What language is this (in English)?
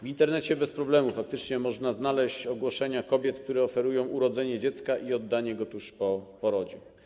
Polish